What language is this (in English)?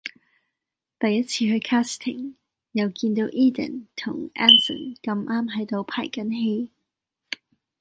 Cantonese